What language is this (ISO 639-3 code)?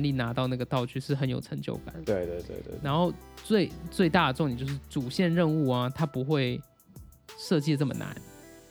zho